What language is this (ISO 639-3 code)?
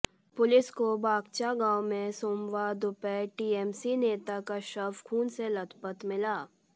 hin